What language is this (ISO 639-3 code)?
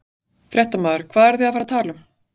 isl